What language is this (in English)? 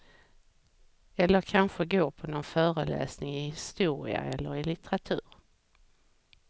Swedish